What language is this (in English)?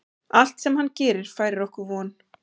Icelandic